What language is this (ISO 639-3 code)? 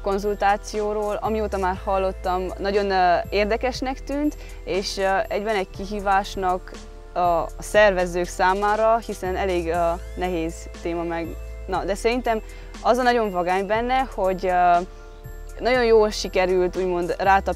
hun